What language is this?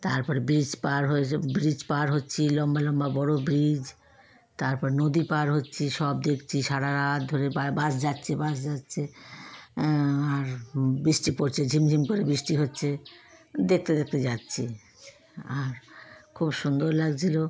Bangla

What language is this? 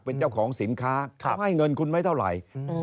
Thai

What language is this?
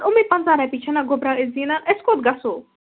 Kashmiri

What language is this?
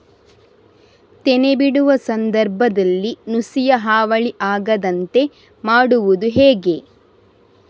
Kannada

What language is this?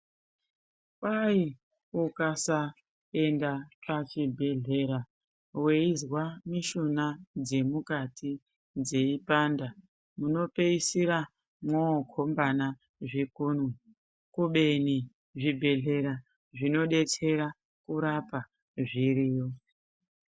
Ndau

